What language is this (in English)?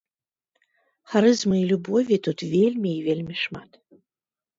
Belarusian